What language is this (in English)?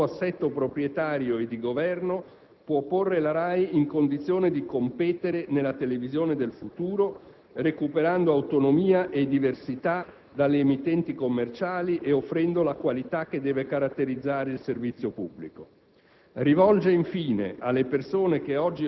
Italian